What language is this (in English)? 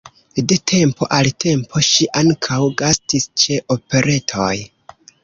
Esperanto